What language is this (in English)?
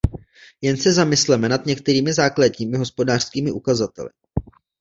Czech